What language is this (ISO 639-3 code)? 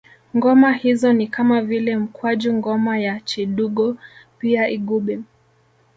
swa